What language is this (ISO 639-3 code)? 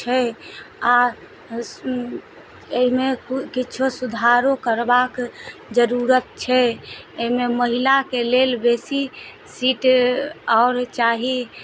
mai